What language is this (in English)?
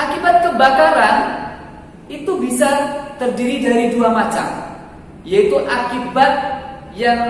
Indonesian